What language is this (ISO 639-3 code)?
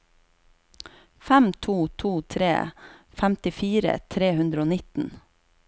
nor